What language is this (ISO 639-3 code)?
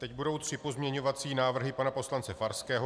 ces